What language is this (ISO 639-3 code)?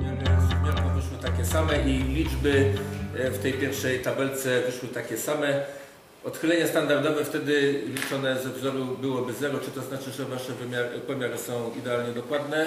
pol